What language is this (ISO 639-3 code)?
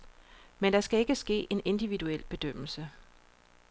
dan